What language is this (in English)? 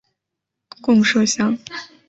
Chinese